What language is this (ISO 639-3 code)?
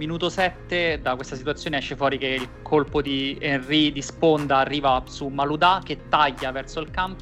ita